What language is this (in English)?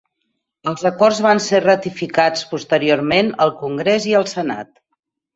Catalan